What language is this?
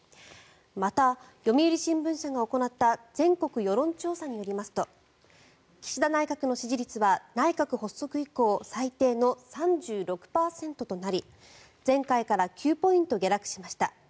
Japanese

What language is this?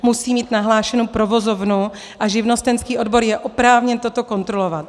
Czech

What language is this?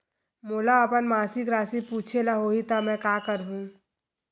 Chhattisgarhi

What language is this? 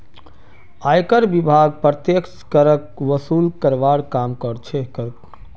Magahi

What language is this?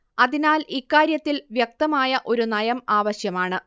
Malayalam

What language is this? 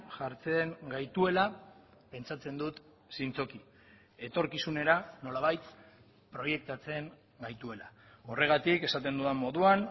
Basque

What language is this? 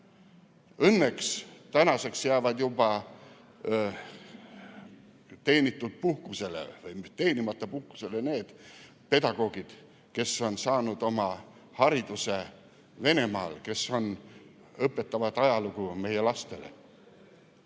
Estonian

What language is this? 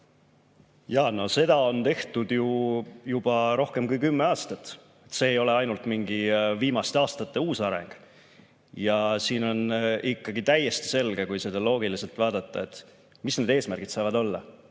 Estonian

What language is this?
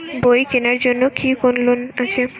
Bangla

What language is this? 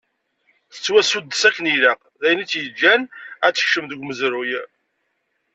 Kabyle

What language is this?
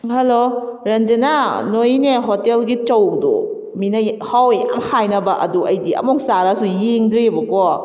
Manipuri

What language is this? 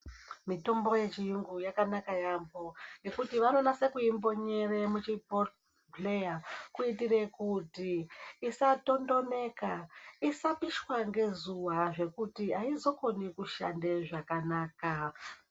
Ndau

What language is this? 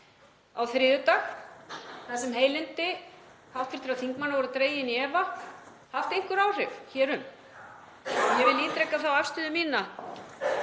Icelandic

